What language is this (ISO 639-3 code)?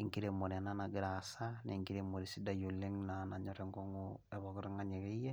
mas